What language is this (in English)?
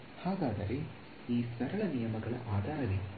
Kannada